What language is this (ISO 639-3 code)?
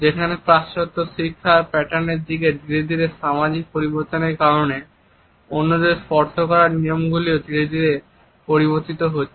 ben